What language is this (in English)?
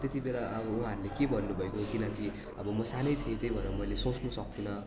Nepali